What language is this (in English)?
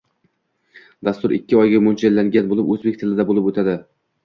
Uzbek